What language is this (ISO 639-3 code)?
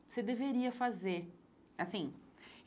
por